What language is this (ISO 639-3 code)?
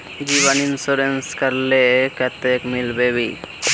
mag